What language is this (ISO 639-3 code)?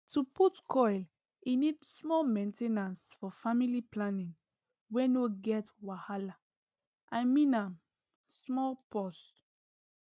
pcm